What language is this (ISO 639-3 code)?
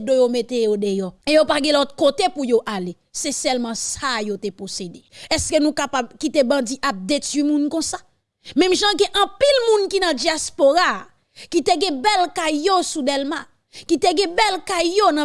fra